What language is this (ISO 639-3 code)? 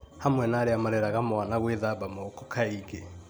kik